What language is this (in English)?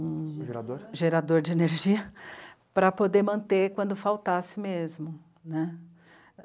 Portuguese